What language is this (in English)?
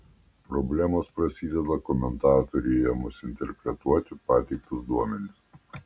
Lithuanian